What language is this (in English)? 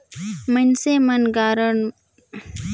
Chhattisgarhi